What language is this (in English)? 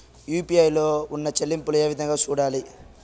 Telugu